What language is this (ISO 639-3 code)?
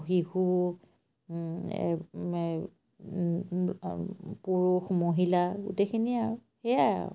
asm